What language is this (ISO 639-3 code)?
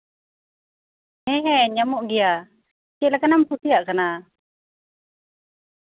sat